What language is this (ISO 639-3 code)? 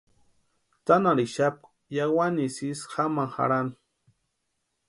pua